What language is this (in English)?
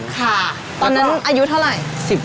Thai